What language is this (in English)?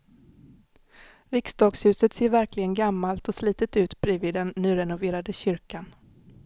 Swedish